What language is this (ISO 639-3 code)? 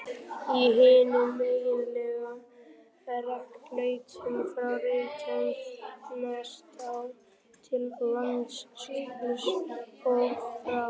isl